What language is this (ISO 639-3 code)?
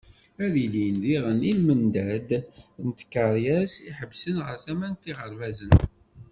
kab